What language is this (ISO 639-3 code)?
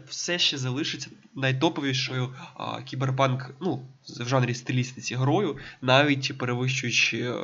ukr